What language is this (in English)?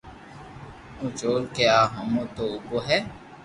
Loarki